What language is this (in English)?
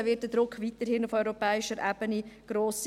Swiss German